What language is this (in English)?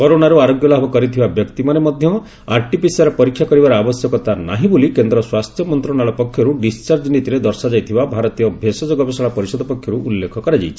Odia